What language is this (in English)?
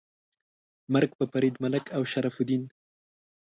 Pashto